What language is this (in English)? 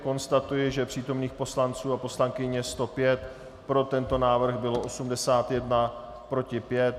Czech